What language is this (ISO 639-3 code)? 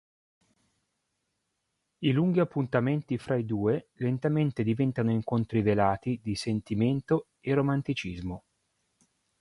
ita